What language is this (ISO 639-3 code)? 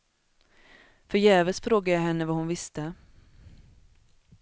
swe